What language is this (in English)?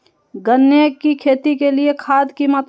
Magahi